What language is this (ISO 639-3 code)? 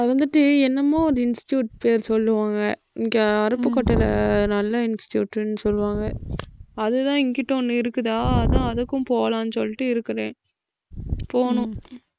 tam